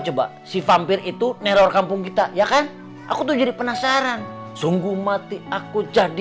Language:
Indonesian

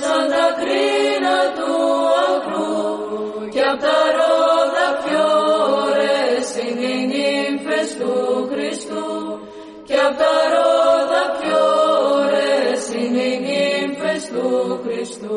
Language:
Greek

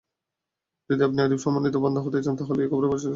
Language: Bangla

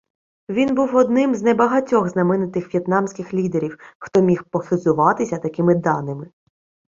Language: Ukrainian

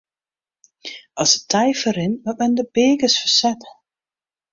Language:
Western Frisian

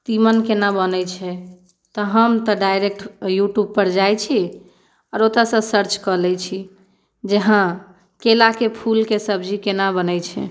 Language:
Maithili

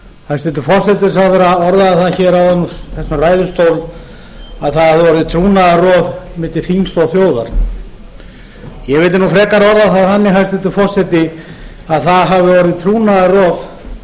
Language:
Icelandic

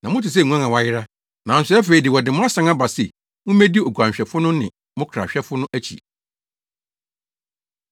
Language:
Akan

